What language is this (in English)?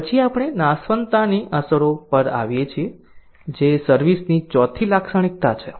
Gujarati